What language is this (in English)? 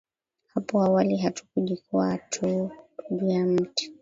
Swahili